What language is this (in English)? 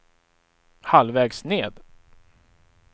Swedish